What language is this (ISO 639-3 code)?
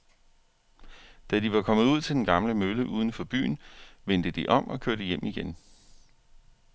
dan